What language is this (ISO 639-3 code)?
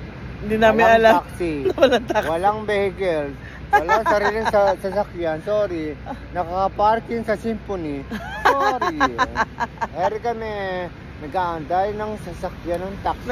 fil